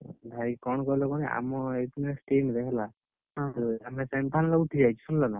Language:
Odia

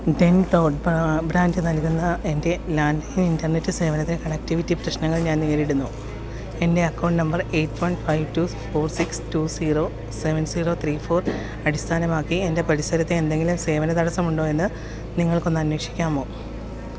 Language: Malayalam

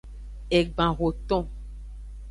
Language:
Aja (Benin)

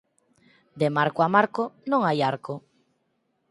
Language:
Galician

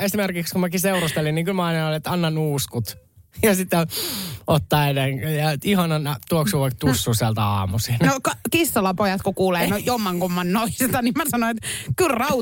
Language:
Finnish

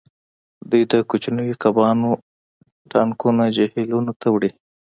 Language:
Pashto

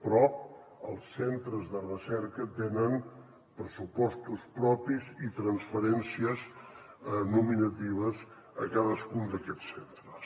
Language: Catalan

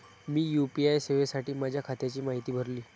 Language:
Marathi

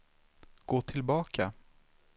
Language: Swedish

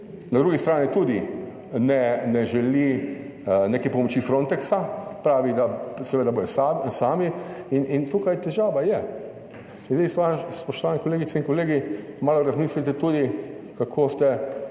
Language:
Slovenian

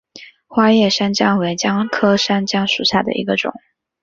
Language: Chinese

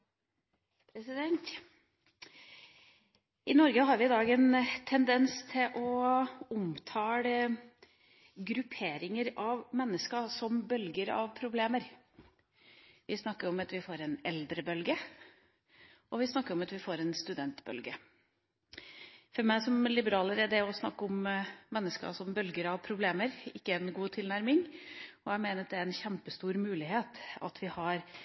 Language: Norwegian Bokmål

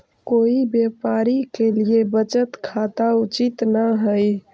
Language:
Magahi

